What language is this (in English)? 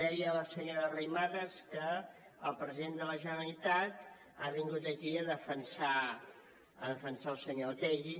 Catalan